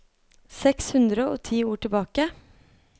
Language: Norwegian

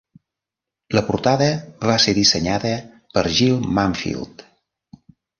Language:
Catalan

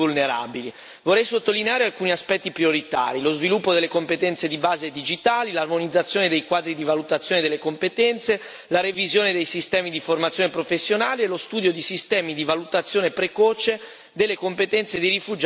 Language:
Italian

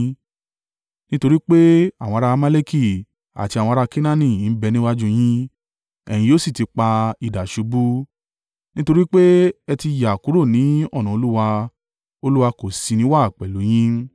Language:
Yoruba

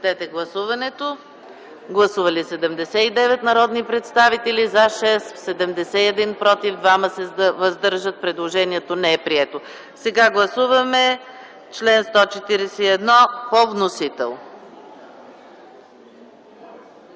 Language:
Bulgarian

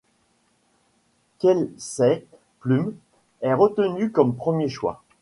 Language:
French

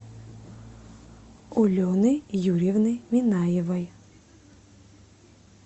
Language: Russian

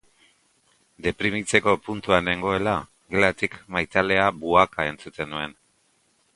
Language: Basque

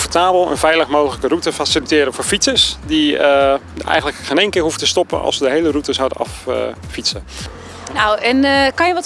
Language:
Dutch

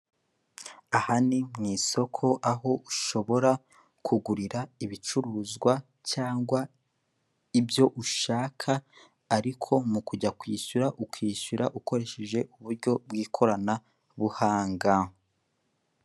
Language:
Kinyarwanda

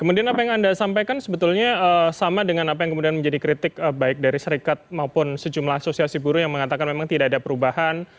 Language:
Indonesian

